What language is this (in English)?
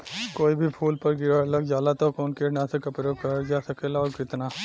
Bhojpuri